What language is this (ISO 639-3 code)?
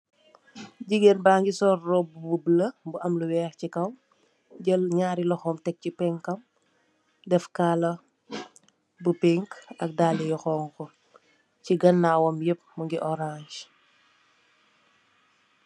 wol